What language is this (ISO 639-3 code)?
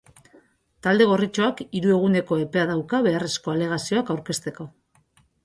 eus